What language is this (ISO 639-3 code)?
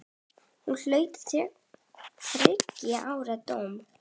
isl